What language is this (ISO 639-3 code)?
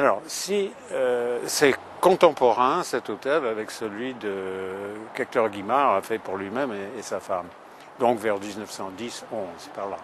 fra